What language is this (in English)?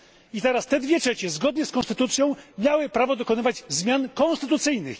Polish